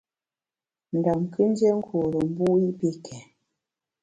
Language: Bamun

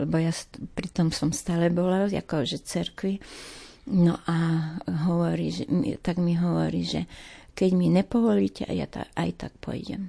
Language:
Slovak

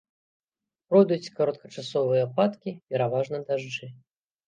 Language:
Belarusian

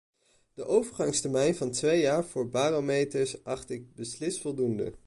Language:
Dutch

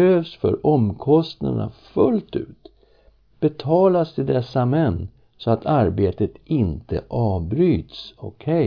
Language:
Swedish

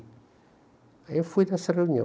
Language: Portuguese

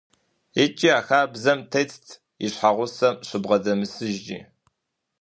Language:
Kabardian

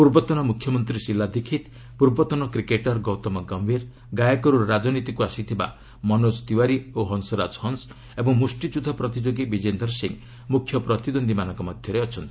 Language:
Odia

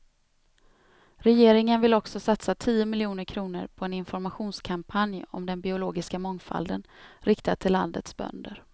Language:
Swedish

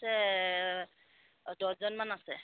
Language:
Assamese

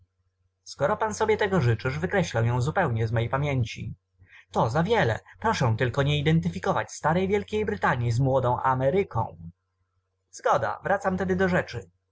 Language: Polish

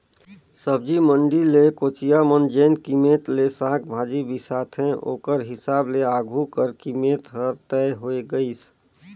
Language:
Chhattisgarhi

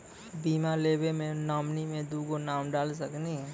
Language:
Maithili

